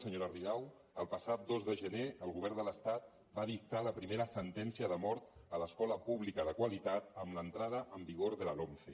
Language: Catalan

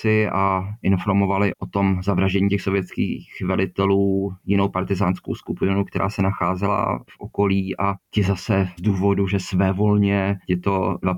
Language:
Czech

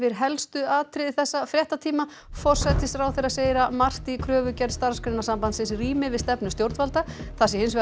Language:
Icelandic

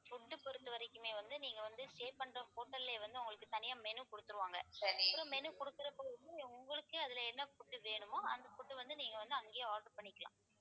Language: Tamil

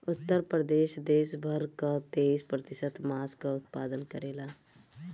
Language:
Bhojpuri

